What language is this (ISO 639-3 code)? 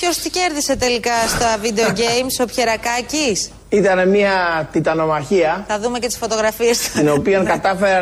ell